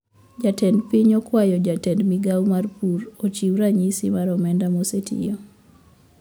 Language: Luo (Kenya and Tanzania)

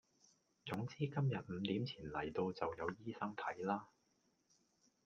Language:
Cantonese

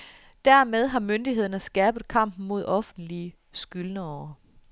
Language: Danish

